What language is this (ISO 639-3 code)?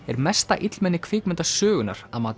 isl